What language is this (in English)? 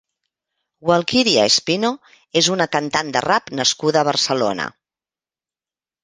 Catalan